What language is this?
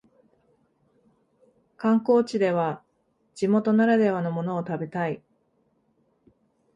Japanese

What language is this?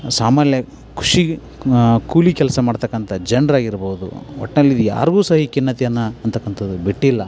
Kannada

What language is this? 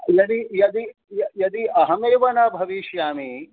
Sanskrit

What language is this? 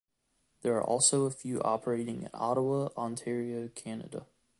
English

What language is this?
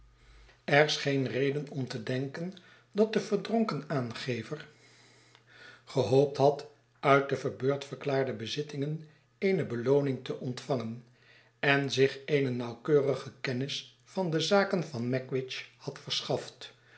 Dutch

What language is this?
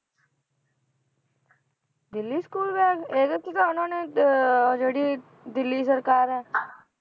Punjabi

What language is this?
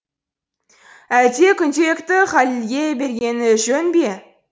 Kazakh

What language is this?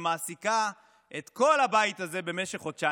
Hebrew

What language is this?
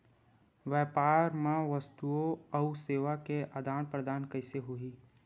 Chhattisgarhi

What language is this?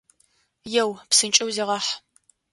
Adyghe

